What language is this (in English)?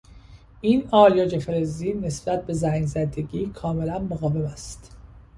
Persian